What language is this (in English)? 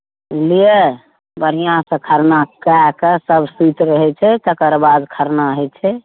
Maithili